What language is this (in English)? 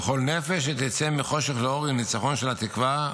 Hebrew